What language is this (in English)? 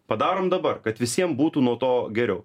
Lithuanian